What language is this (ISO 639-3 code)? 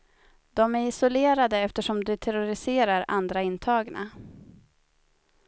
swe